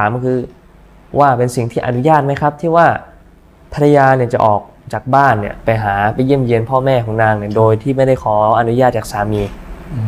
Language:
Thai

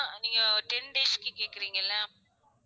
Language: Tamil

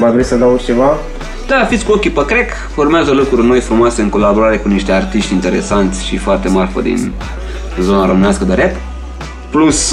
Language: Romanian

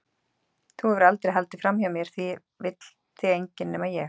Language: Icelandic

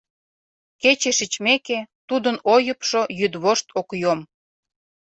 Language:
Mari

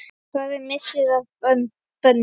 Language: Icelandic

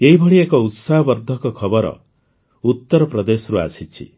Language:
Odia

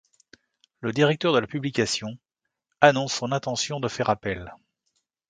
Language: French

